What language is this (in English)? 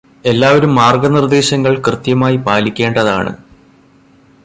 Malayalam